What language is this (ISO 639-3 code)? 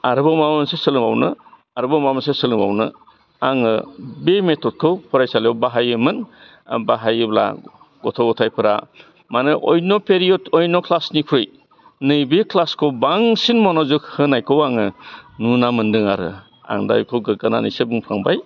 brx